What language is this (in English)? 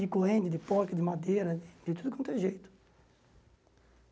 Portuguese